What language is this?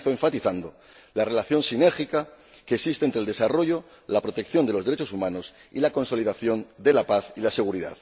Spanish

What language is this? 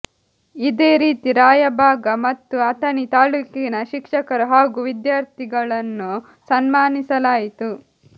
Kannada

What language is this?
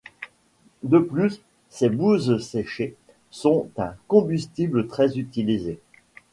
French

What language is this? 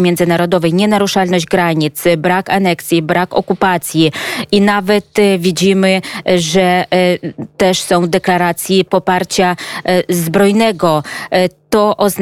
Polish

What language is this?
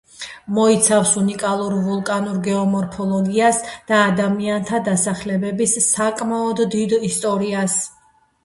Georgian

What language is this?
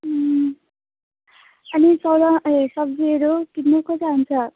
Nepali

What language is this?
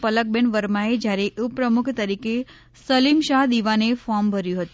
Gujarati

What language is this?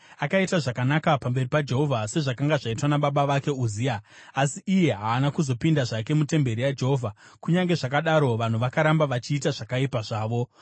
Shona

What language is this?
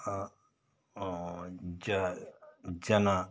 Kannada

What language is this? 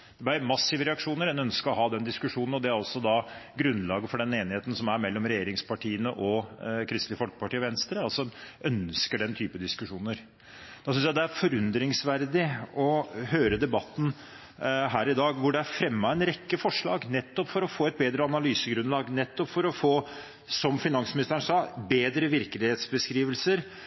Norwegian Bokmål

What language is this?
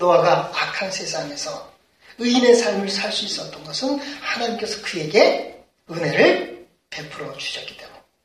Korean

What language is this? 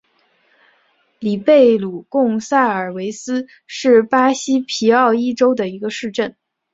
Chinese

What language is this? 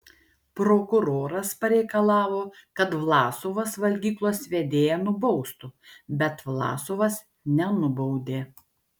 Lithuanian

